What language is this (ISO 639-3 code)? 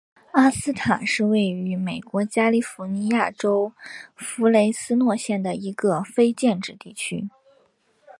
zho